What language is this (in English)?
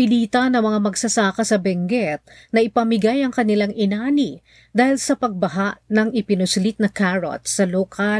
Filipino